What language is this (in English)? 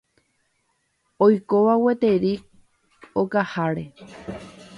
Guarani